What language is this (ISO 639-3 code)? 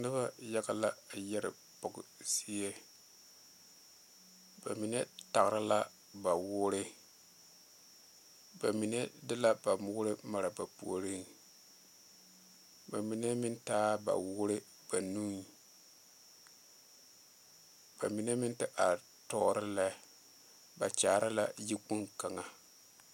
dga